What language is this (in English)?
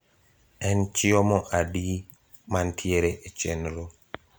Luo (Kenya and Tanzania)